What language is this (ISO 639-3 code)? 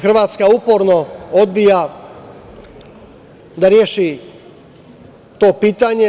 srp